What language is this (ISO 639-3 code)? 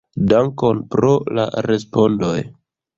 epo